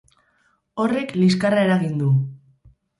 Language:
Basque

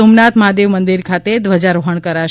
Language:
Gujarati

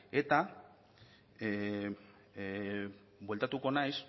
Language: Basque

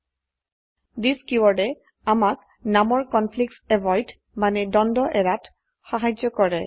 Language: Assamese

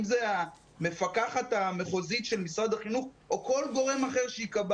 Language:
Hebrew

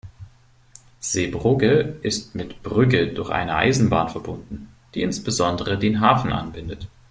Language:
German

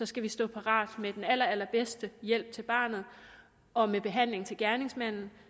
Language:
Danish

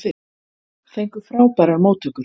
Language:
Icelandic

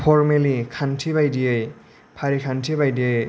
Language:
Bodo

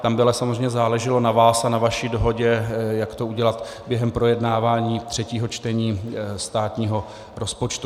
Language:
Czech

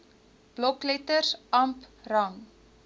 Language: Afrikaans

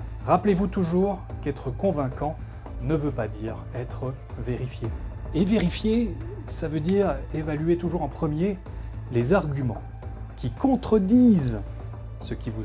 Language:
French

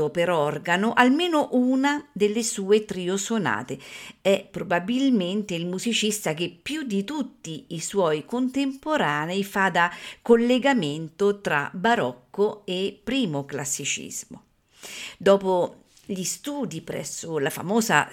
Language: Italian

